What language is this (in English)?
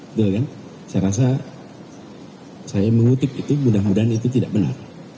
Indonesian